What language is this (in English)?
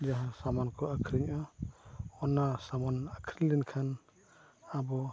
Santali